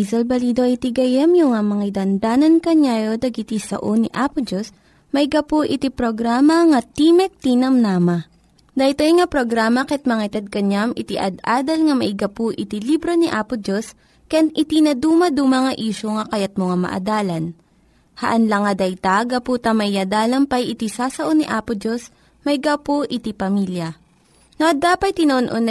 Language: Filipino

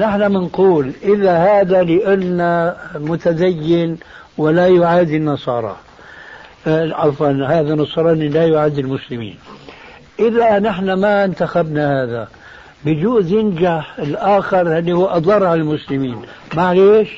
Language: Arabic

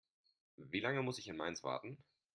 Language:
German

